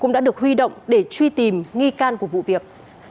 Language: Vietnamese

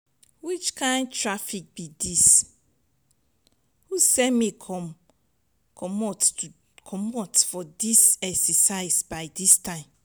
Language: Nigerian Pidgin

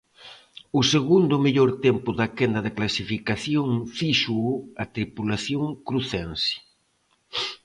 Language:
Galician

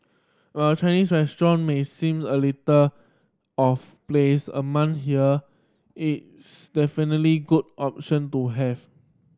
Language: English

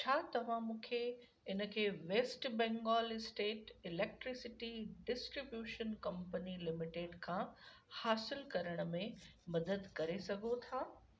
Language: Sindhi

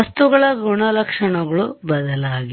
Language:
Kannada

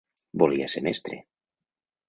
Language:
Catalan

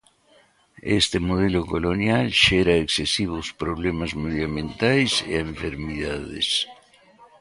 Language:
Galician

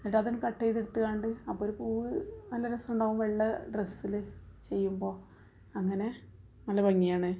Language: Malayalam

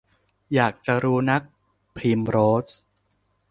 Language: Thai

